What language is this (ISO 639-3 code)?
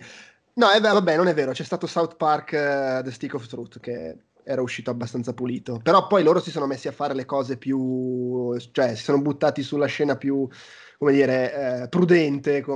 ita